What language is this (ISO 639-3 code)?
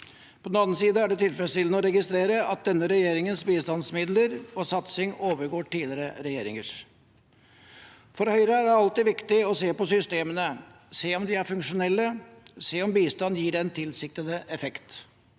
nor